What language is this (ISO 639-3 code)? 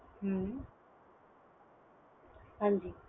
pan